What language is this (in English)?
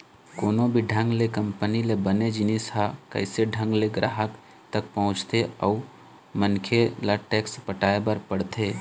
Chhattisgarhi